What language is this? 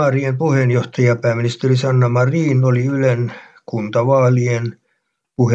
Finnish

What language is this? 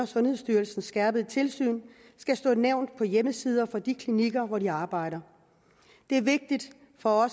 Danish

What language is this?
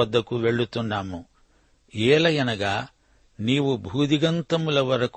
Telugu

